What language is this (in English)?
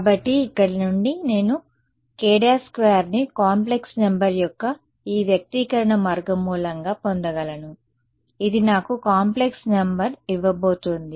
Telugu